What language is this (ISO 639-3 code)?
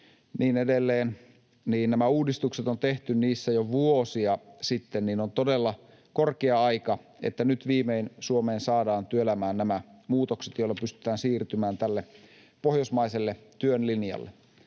fin